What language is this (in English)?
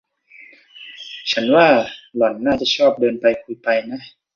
Thai